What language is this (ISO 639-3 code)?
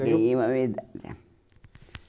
por